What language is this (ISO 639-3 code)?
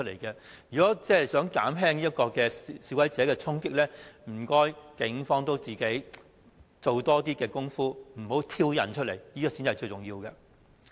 yue